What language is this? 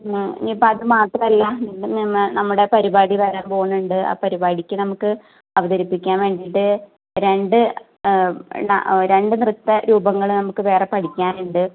Malayalam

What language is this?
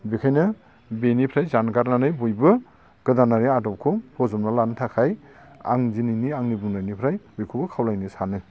Bodo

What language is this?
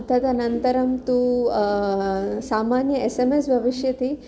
Sanskrit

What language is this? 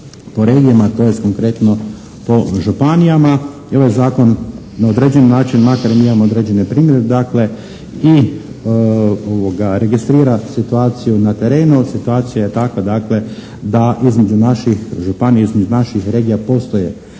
Croatian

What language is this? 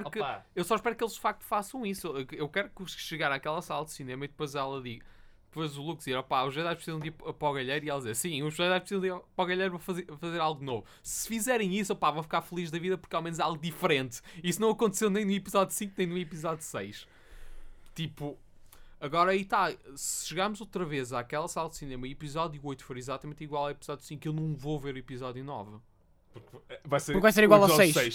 Portuguese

